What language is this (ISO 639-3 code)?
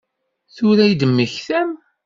kab